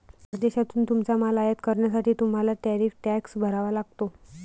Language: Marathi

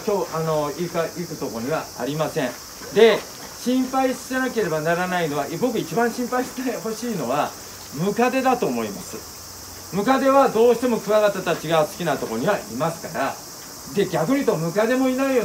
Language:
Japanese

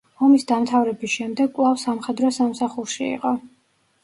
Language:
Georgian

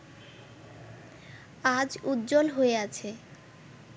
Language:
Bangla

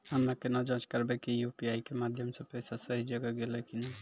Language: Maithili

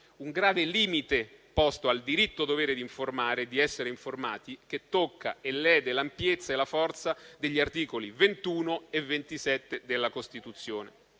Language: Italian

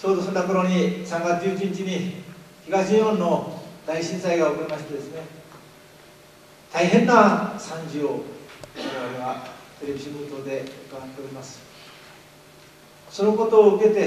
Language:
Japanese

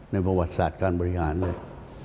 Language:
Thai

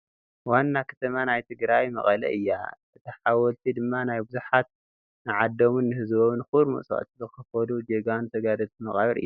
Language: Tigrinya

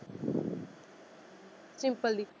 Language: Punjabi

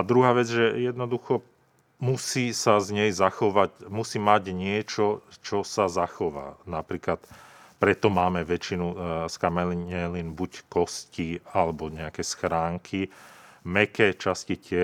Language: Slovak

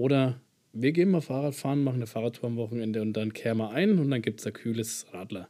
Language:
German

